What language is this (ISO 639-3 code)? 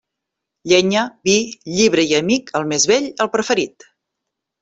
cat